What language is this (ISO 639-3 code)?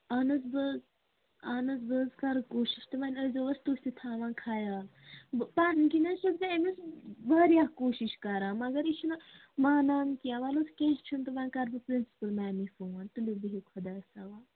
kas